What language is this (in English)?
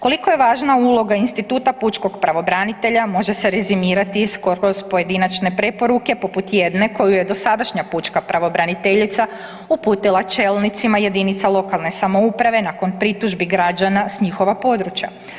Croatian